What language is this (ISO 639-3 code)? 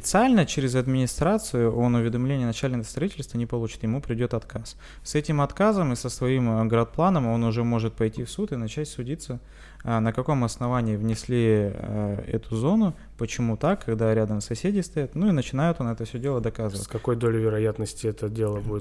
rus